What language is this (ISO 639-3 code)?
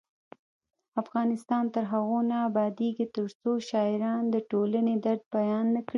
pus